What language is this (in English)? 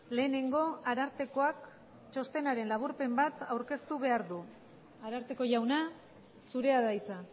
Basque